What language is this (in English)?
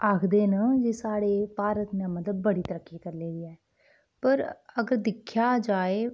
Dogri